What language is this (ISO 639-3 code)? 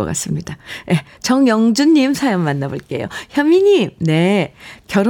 kor